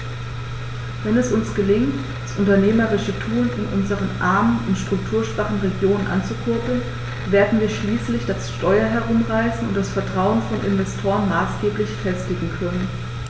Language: German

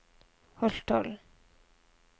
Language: Norwegian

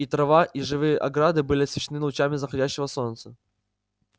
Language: Russian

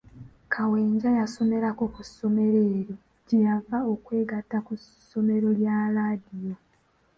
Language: Ganda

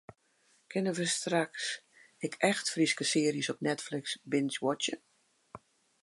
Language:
Western Frisian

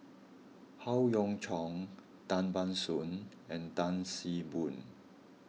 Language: English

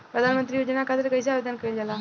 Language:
Bhojpuri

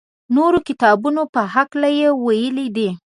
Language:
Pashto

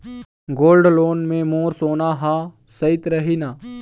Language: Chhattisgarhi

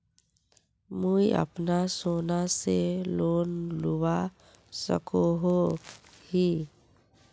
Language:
Magahi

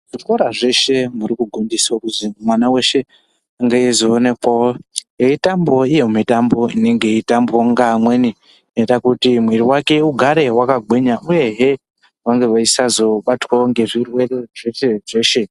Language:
Ndau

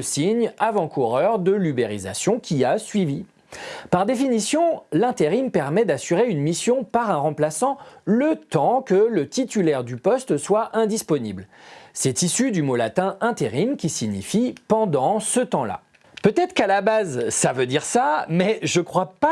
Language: French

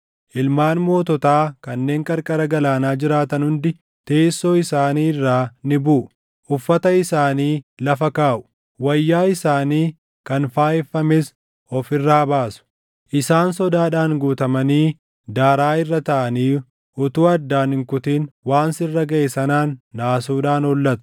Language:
Oromo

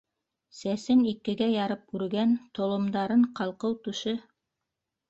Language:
Bashkir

